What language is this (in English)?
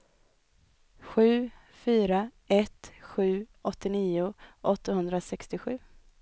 Swedish